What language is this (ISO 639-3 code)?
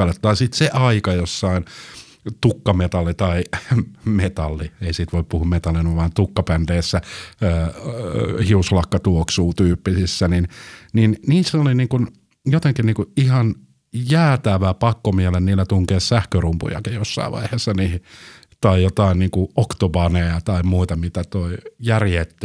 fin